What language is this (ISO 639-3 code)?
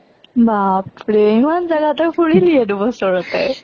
asm